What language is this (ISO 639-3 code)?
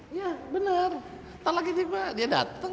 ind